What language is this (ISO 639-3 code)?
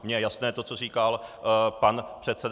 ces